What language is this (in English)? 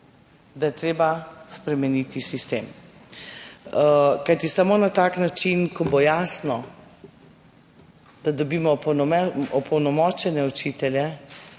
Slovenian